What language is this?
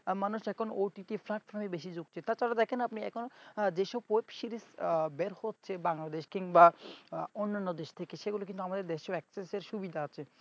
Bangla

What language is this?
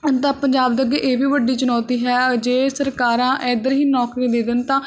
Punjabi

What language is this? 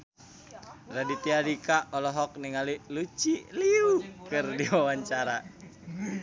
Sundanese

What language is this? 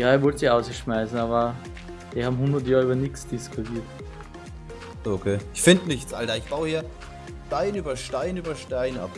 German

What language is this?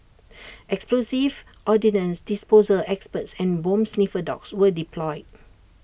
English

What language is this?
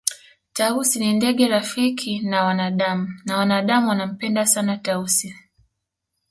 Swahili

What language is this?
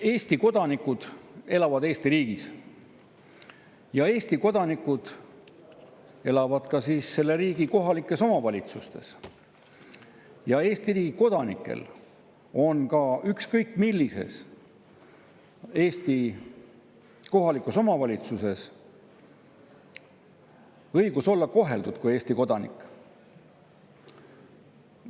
Estonian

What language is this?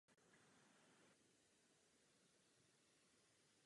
Czech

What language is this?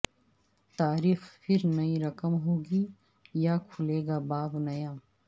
Urdu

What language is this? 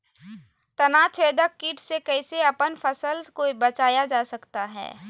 Magahi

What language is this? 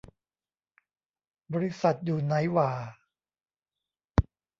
Thai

